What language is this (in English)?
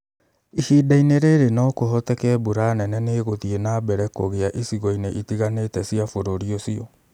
Kikuyu